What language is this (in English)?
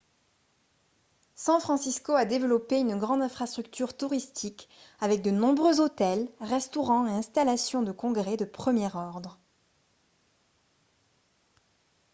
French